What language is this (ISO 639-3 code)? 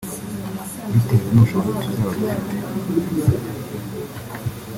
kin